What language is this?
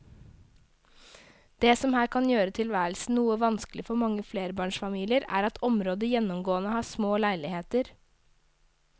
Norwegian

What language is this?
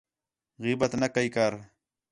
Khetrani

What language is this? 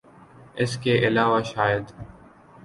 Urdu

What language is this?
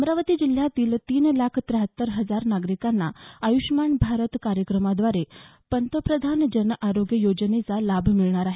Marathi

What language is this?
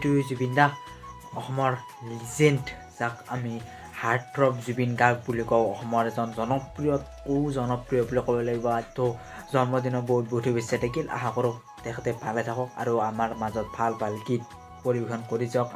Italian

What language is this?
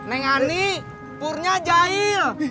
Indonesian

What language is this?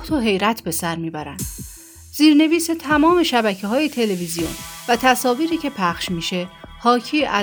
Persian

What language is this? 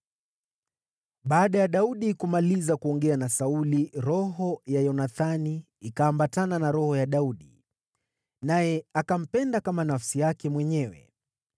Swahili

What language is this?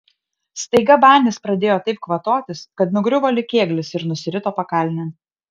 Lithuanian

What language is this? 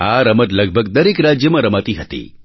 Gujarati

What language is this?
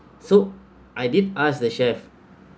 English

